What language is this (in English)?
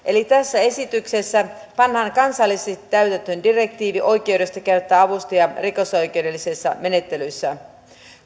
Finnish